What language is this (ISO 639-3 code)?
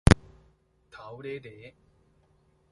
nan